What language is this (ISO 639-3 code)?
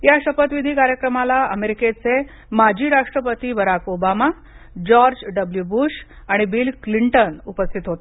mar